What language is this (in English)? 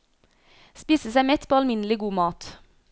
Norwegian